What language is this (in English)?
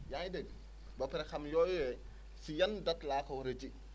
Wolof